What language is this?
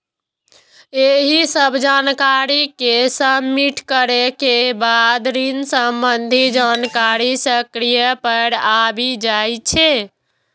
Maithili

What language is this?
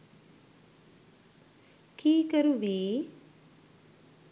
Sinhala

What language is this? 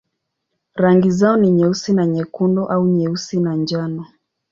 Swahili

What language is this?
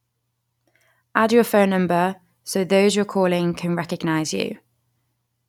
English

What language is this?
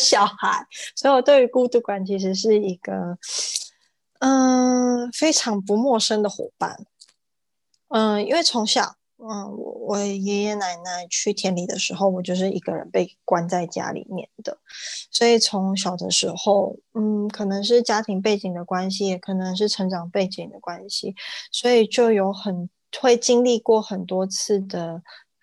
Chinese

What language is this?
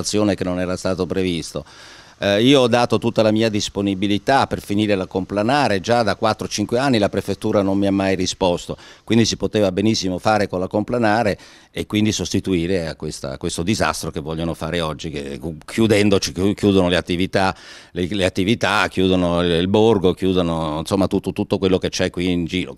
Italian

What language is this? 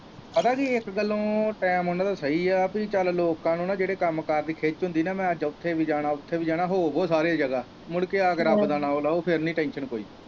Punjabi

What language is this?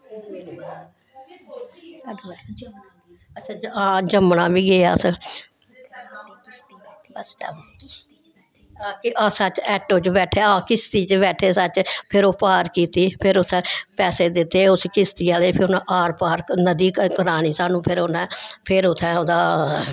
Dogri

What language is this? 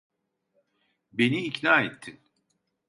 Turkish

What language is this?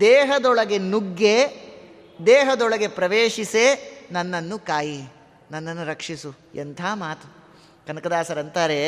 Kannada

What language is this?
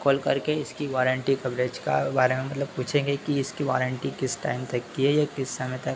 Hindi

